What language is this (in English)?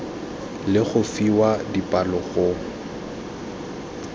Tswana